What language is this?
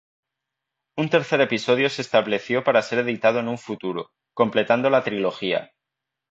Spanish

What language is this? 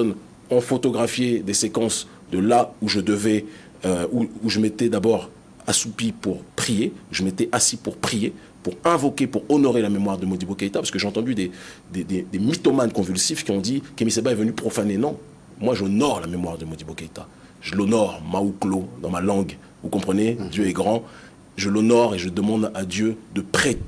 French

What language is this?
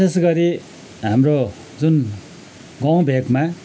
Nepali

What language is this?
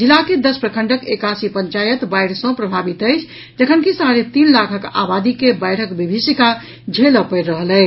Maithili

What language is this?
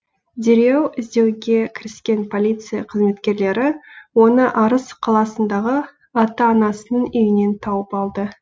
Kazakh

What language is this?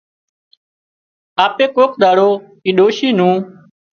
Wadiyara Koli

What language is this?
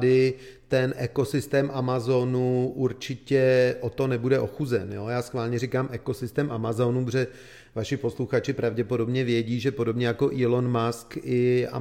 Czech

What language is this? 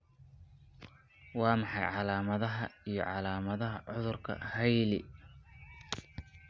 Somali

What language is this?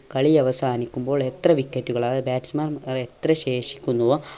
Malayalam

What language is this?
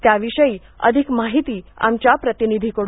Marathi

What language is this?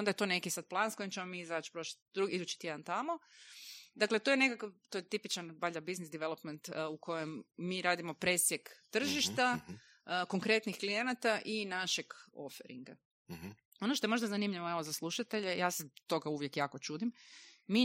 Croatian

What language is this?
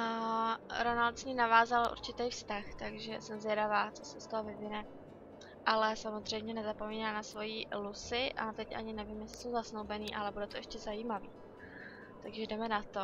Czech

